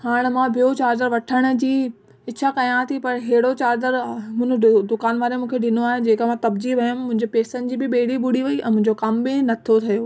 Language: Sindhi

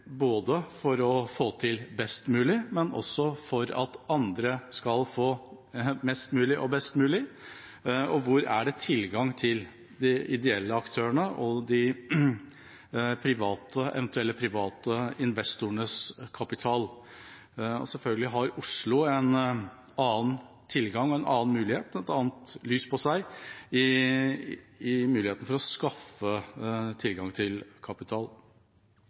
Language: Norwegian Bokmål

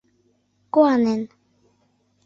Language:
Mari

